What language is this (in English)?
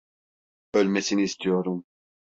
Turkish